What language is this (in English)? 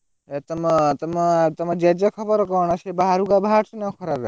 Odia